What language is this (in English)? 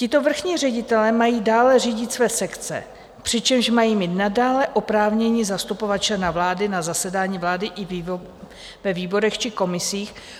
Czech